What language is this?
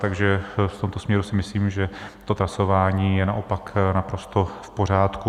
Czech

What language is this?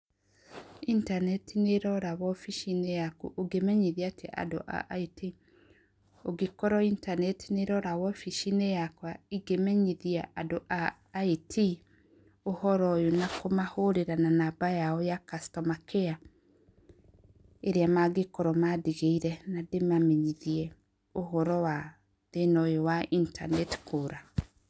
Kikuyu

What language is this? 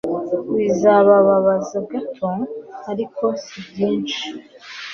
Kinyarwanda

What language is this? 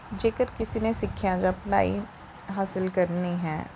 Punjabi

